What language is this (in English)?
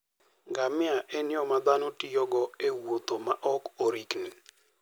Luo (Kenya and Tanzania)